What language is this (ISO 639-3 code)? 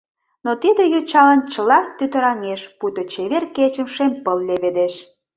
chm